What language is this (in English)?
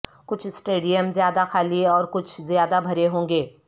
Urdu